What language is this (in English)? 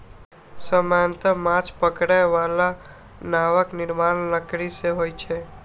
Maithili